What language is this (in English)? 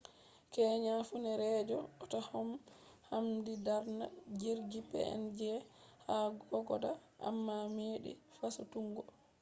Fula